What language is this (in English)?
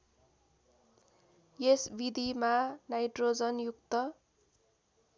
Nepali